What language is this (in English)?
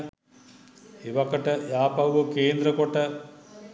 Sinhala